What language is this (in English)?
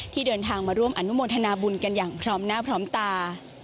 Thai